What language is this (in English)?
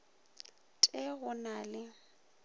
Northern Sotho